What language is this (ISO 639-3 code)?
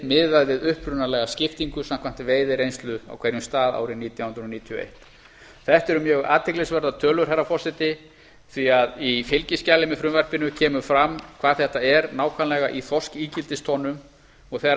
isl